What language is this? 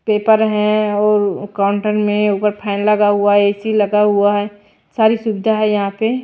Hindi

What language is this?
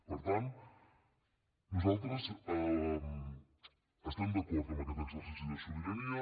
Catalan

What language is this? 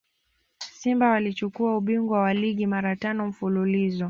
Swahili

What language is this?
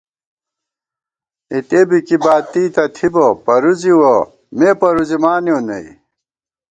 Gawar-Bati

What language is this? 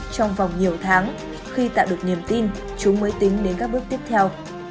Vietnamese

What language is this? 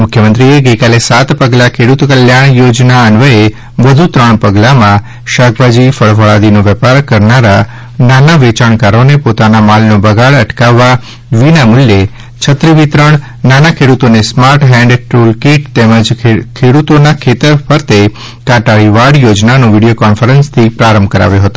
Gujarati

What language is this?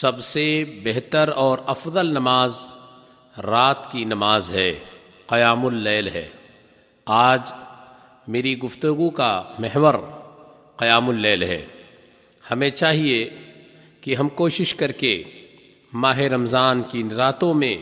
Urdu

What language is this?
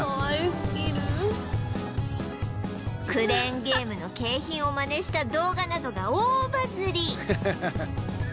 Japanese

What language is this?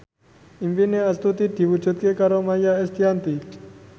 Javanese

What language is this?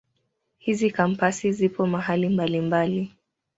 Swahili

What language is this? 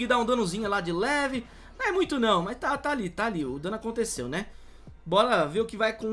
Portuguese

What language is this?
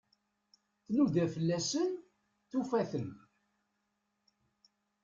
Kabyle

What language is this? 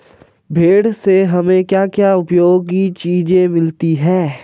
Hindi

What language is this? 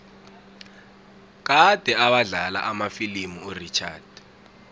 South Ndebele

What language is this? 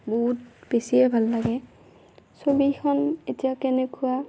Assamese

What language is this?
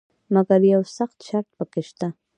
Pashto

